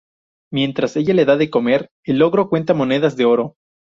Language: Spanish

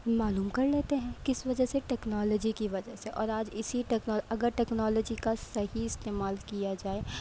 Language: Urdu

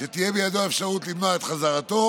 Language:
Hebrew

